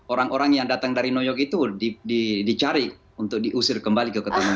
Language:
Indonesian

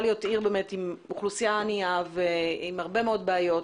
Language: Hebrew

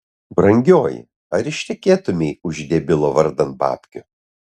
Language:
Lithuanian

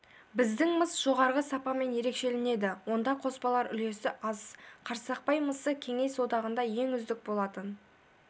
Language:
Kazakh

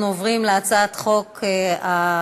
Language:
Hebrew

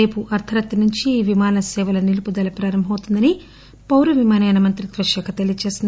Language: Telugu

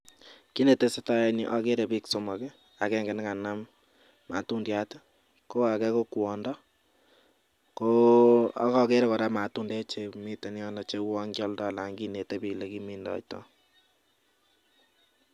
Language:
Kalenjin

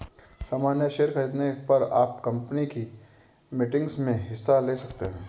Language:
Hindi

